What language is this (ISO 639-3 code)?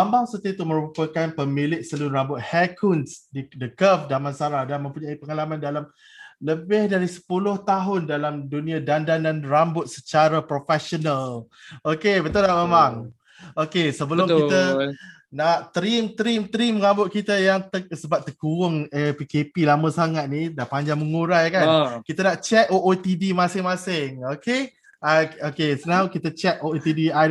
msa